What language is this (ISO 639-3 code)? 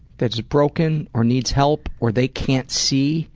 eng